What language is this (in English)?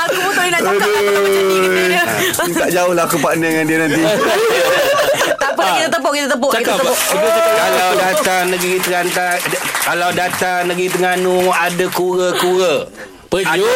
Malay